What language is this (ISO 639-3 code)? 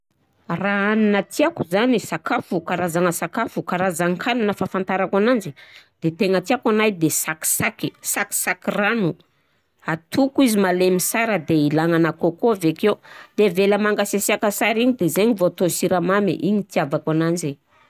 bzc